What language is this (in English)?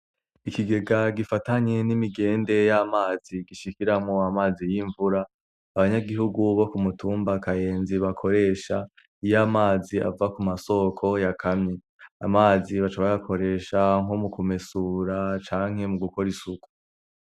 Rundi